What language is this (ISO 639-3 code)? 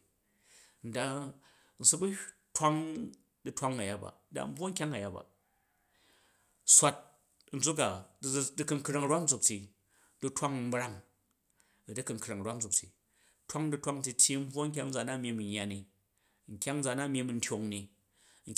kaj